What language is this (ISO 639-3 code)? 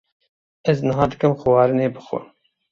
kur